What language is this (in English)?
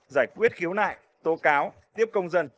Vietnamese